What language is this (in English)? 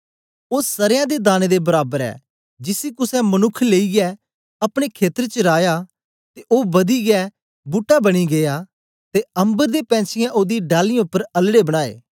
Dogri